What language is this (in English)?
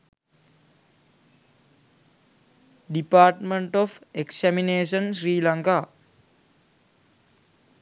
Sinhala